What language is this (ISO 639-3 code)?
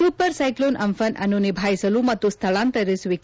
kan